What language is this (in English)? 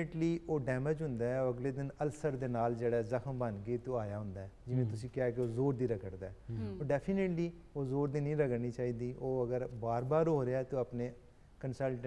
Hindi